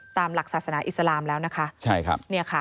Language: Thai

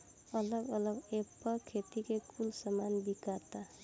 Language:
Bhojpuri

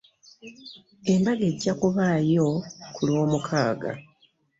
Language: Ganda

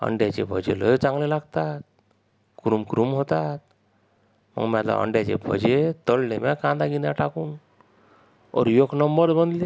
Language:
Marathi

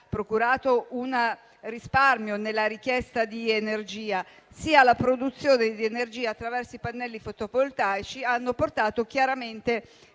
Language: Italian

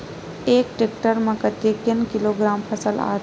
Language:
Chhattisgarhi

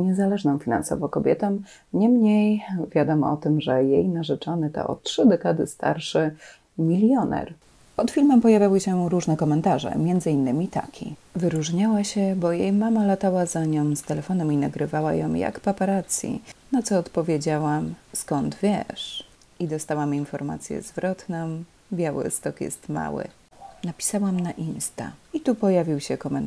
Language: Polish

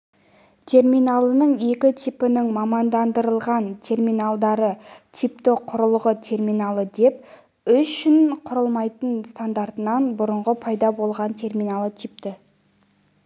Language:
Kazakh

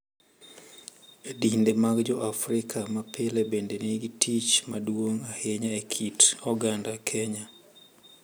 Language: Luo (Kenya and Tanzania)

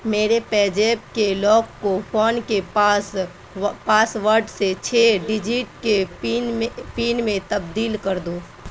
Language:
Urdu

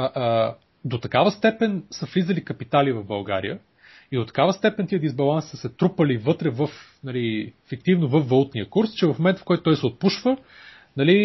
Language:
Bulgarian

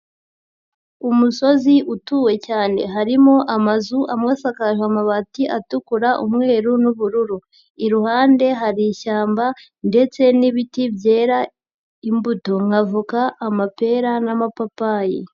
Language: Kinyarwanda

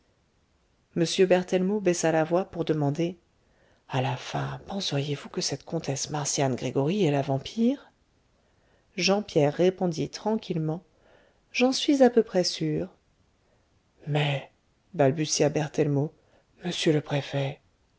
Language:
French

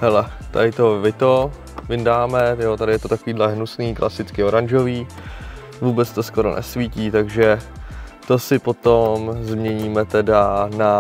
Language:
Czech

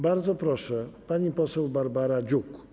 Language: Polish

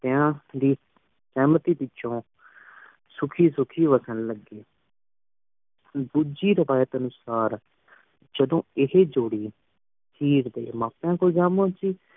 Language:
Punjabi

